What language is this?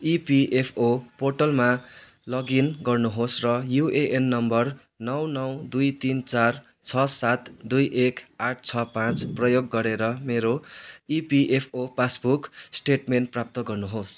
Nepali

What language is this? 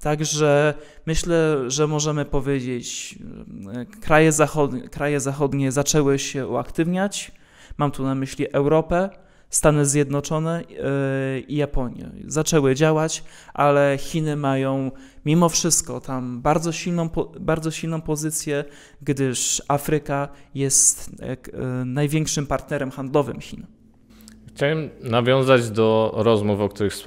Polish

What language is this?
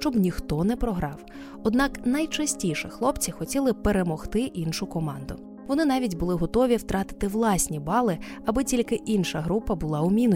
Ukrainian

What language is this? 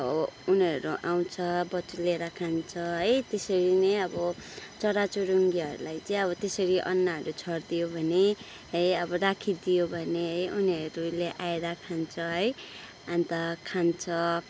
Nepali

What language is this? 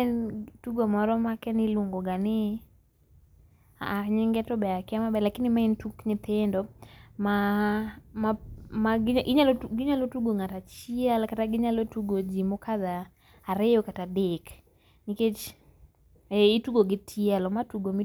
Luo (Kenya and Tanzania)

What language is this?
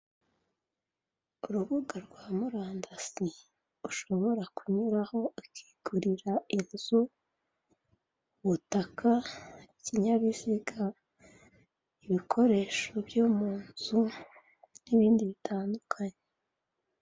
Kinyarwanda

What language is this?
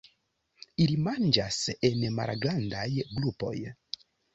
Esperanto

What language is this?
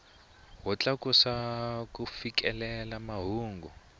Tsonga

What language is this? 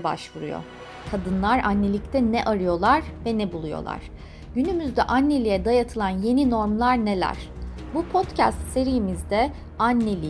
Turkish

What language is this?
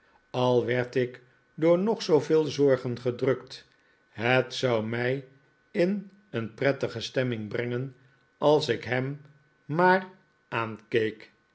Dutch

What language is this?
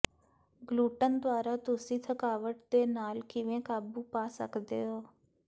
Punjabi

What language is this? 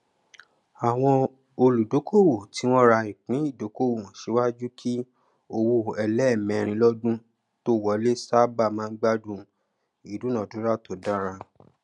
Yoruba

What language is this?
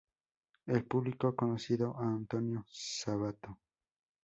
Spanish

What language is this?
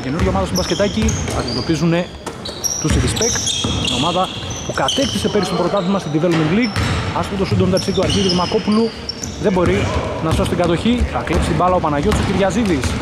Greek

